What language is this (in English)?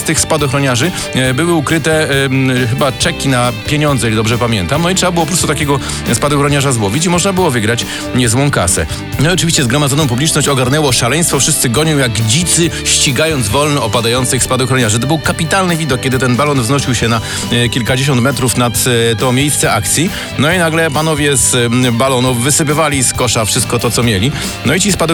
Polish